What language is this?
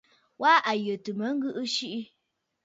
Bafut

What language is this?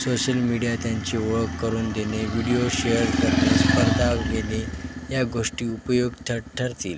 Marathi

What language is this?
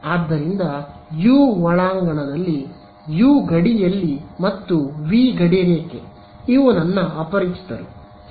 Kannada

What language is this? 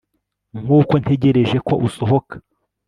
Kinyarwanda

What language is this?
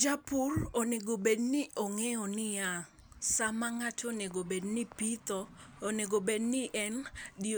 Luo (Kenya and Tanzania)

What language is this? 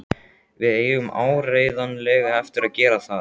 Icelandic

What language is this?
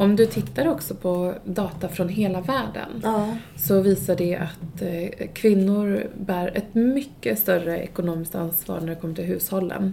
Swedish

